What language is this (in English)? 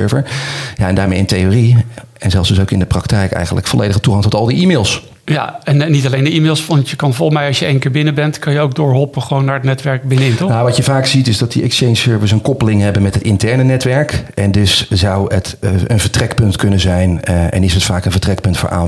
Dutch